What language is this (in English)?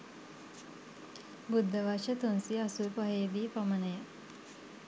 Sinhala